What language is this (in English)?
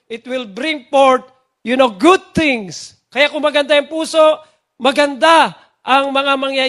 Filipino